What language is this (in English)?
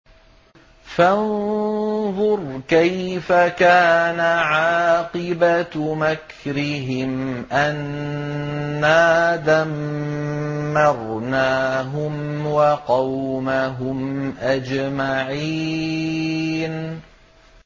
Arabic